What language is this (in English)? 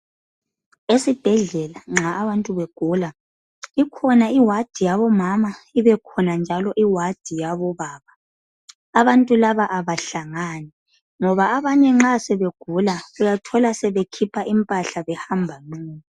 North Ndebele